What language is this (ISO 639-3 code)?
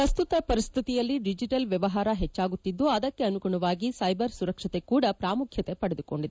kan